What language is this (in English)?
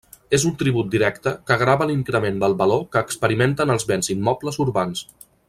Catalan